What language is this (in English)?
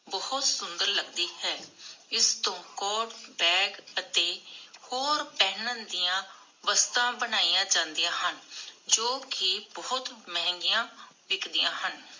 Punjabi